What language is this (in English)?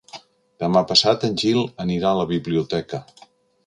Catalan